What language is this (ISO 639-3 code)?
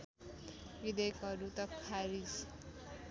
nep